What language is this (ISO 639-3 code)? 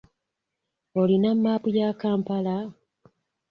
lug